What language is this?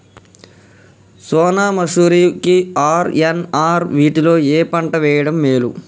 Telugu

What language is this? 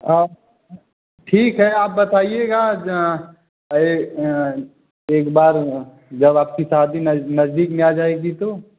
Hindi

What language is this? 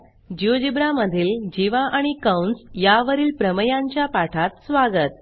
Marathi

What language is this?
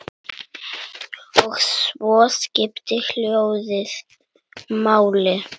Icelandic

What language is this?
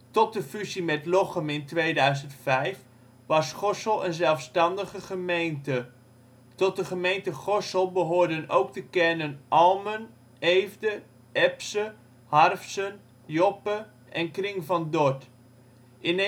Dutch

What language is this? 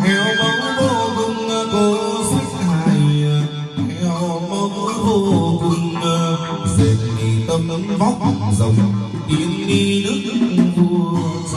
Hebrew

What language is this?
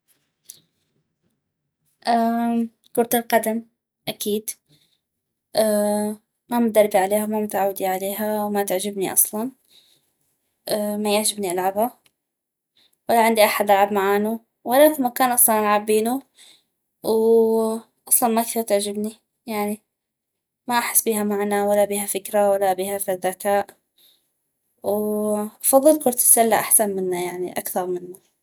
North Mesopotamian Arabic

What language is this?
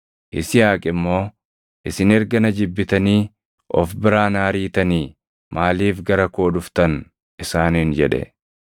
Oromo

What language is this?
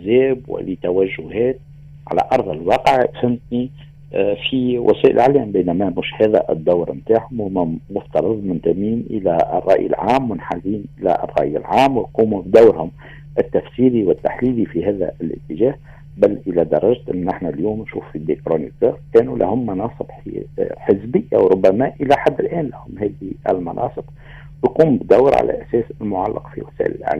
Arabic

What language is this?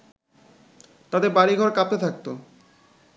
Bangla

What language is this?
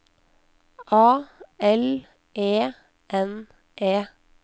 Norwegian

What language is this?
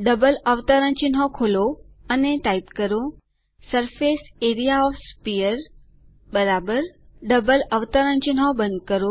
Gujarati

